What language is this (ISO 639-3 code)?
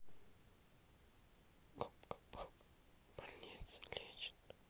rus